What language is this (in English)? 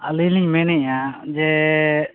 Santali